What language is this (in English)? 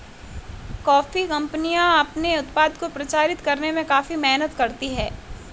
Hindi